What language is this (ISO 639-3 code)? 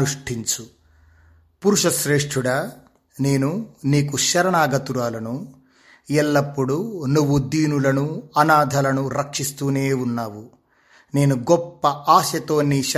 tel